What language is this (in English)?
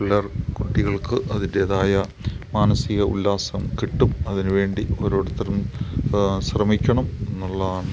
Malayalam